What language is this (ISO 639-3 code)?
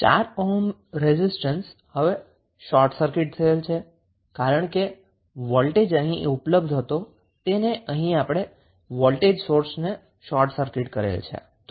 guj